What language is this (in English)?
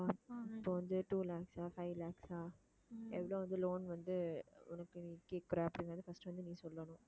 Tamil